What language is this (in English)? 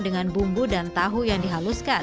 Indonesian